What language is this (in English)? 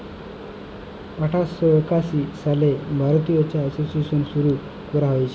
Bangla